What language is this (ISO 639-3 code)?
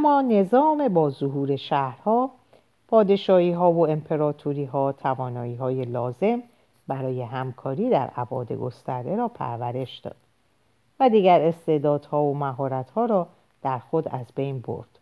fas